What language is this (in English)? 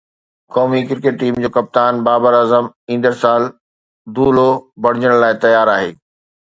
Sindhi